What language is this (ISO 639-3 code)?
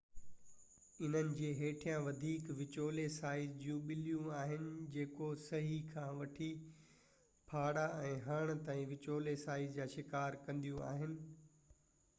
snd